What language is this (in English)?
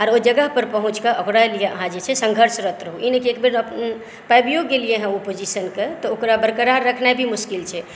Maithili